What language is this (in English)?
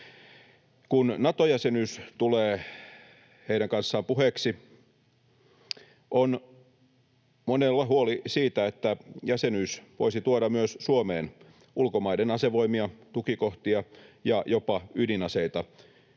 Finnish